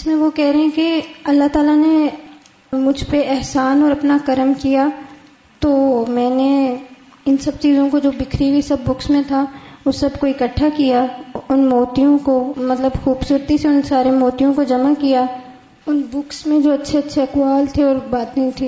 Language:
Urdu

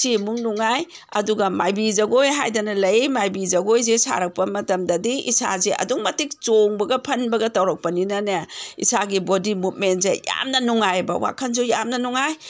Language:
Manipuri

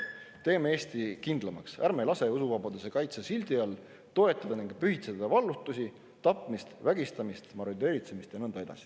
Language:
Estonian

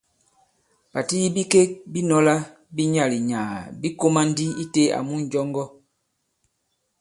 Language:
Bankon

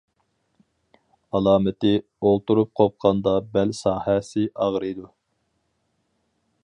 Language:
Uyghur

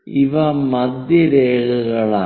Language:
Malayalam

